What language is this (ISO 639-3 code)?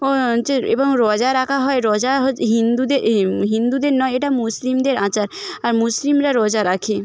ben